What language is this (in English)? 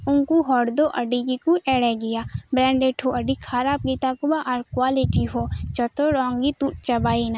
Santali